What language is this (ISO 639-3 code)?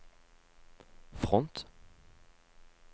nor